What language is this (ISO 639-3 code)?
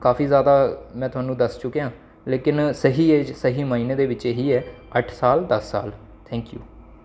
doi